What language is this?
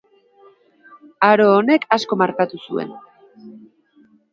Basque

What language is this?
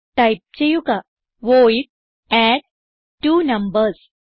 Malayalam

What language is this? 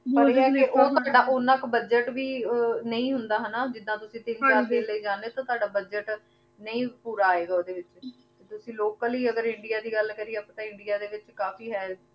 Punjabi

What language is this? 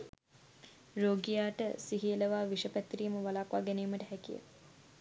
Sinhala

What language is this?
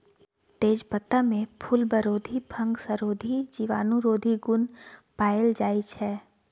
Maithili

